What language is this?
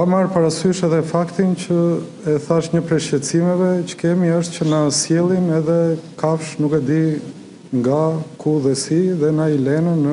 Romanian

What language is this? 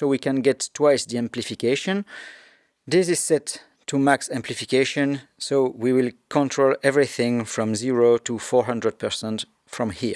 English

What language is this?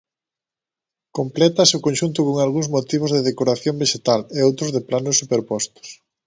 Galician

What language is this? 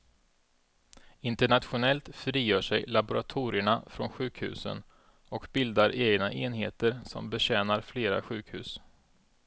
Swedish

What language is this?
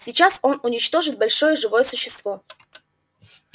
Russian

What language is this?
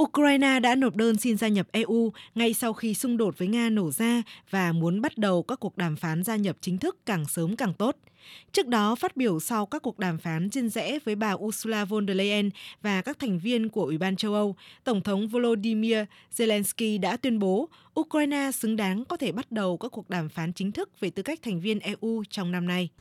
Vietnamese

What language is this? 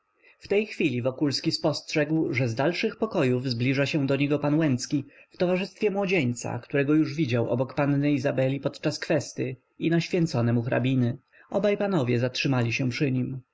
Polish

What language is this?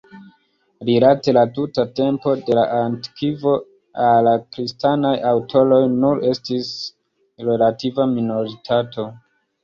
Esperanto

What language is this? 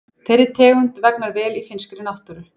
Icelandic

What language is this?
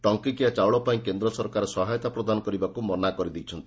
Odia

